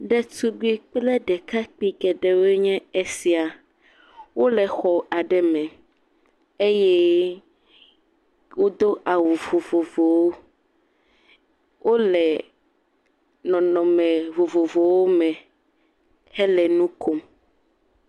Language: Ewe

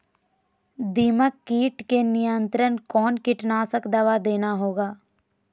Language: Magahi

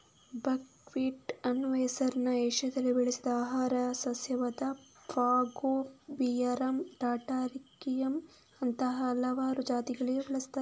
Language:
Kannada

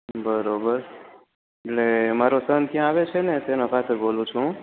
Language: Gujarati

